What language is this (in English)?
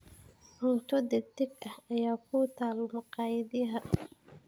Somali